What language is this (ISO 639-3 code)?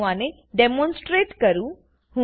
guj